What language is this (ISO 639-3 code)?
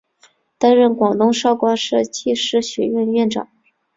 zho